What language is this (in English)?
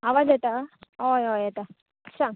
Konkani